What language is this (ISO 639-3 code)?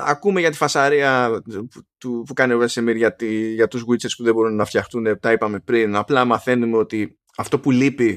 ell